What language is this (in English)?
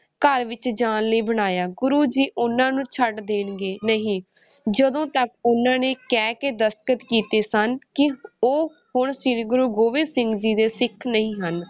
Punjabi